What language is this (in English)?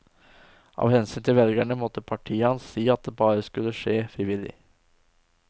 Norwegian